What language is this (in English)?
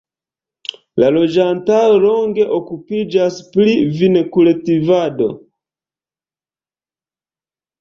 Esperanto